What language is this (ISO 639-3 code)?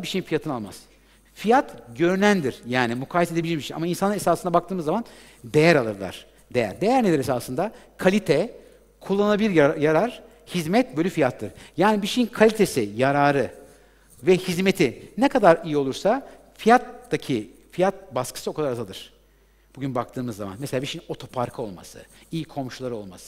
tur